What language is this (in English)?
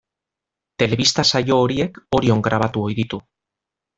Basque